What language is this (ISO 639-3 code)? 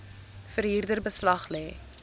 afr